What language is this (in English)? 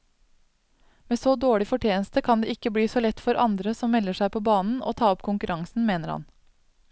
Norwegian